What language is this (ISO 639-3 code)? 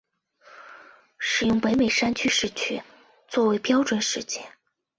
zho